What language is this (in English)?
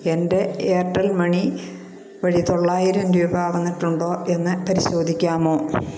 Malayalam